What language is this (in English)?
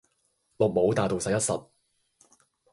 Cantonese